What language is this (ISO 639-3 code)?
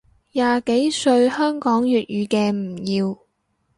yue